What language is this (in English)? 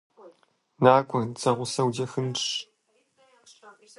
Kabardian